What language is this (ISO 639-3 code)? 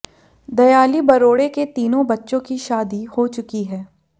hin